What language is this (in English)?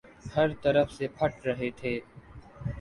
Urdu